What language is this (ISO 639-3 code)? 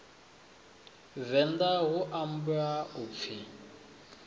ven